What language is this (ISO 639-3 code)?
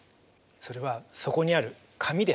jpn